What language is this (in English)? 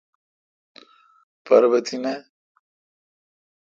Kalkoti